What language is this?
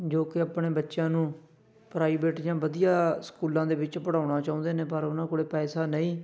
Punjabi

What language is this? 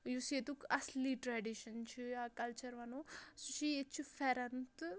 Kashmiri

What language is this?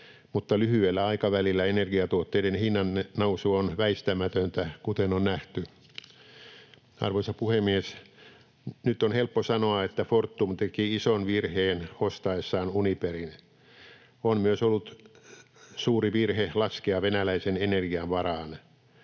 Finnish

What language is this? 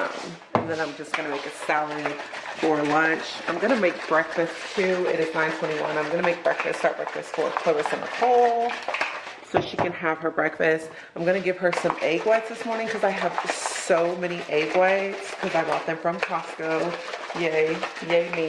English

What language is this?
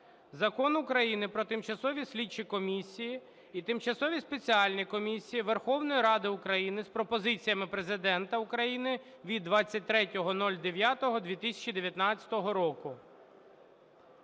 Ukrainian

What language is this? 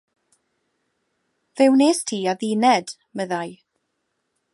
Welsh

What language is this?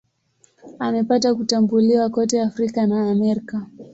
Swahili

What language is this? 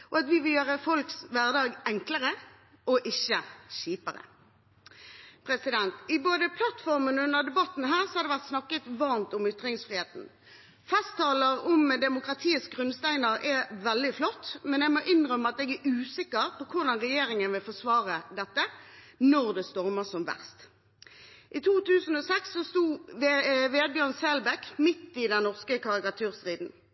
Norwegian Bokmål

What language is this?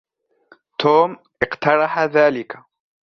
Arabic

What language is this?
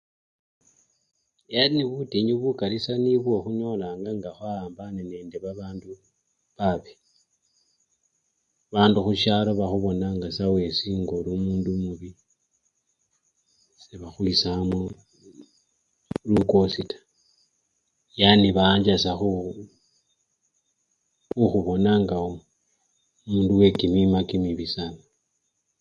Luyia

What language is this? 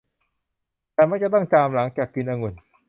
Thai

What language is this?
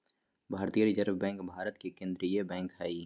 Magahi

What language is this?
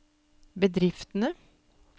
Norwegian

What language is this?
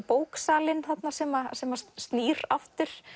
Icelandic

